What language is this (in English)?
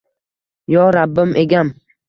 Uzbek